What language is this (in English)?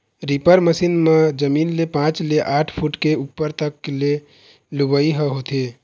Chhattisgarhi